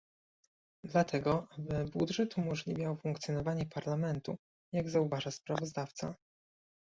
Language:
Polish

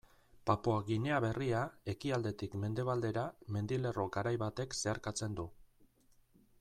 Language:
Basque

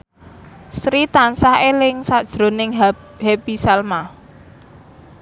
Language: Javanese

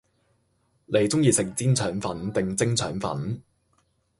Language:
Cantonese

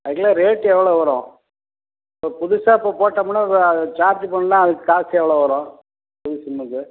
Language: Tamil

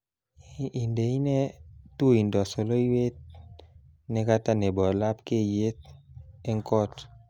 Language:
Kalenjin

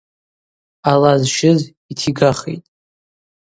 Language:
Abaza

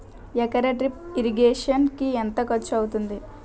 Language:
Telugu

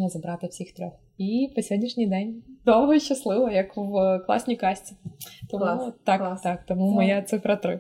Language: Ukrainian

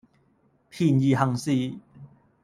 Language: Cantonese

